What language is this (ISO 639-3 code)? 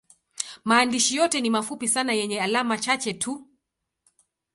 swa